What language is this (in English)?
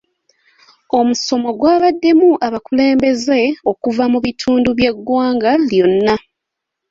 Ganda